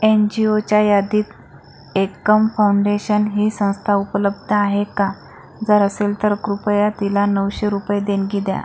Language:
Marathi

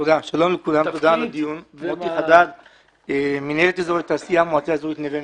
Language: Hebrew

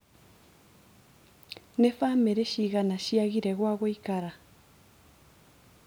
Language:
Kikuyu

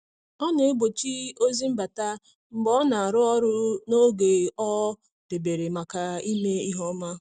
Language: Igbo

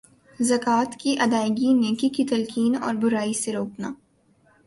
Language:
Urdu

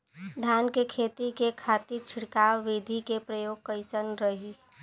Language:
Bhojpuri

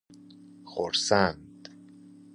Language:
Persian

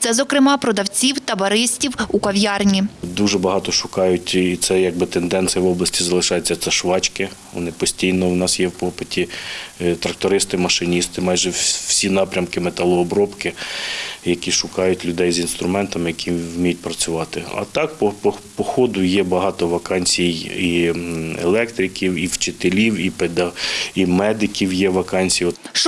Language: Ukrainian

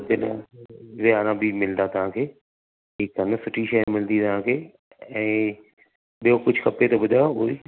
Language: Sindhi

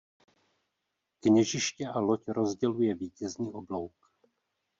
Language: Czech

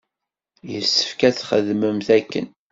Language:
Kabyle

